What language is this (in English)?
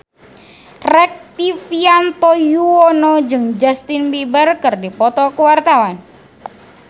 Sundanese